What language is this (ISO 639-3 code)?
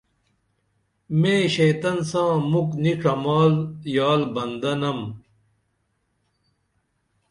dml